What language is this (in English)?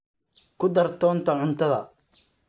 Somali